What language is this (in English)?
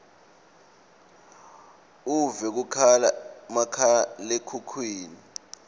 Swati